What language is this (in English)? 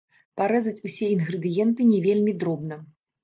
Belarusian